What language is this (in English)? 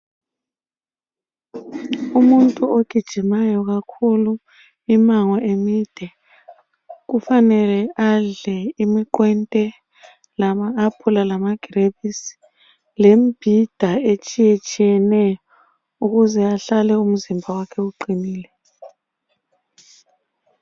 North Ndebele